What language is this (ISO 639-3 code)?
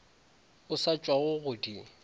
nso